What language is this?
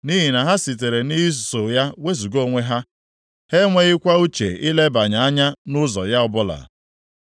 Igbo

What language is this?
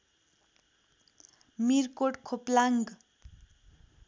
Nepali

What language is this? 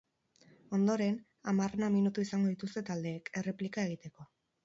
Basque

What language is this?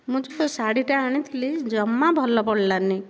Odia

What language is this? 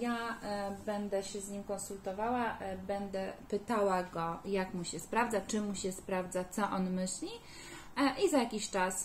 Polish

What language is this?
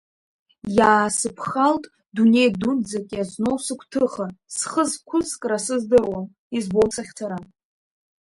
Abkhazian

